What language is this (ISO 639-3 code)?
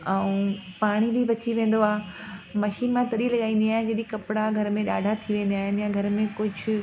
snd